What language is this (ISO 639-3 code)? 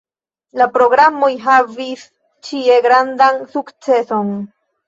epo